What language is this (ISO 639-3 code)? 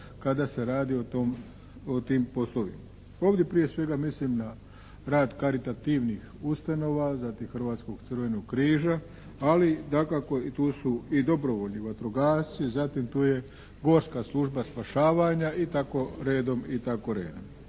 hrv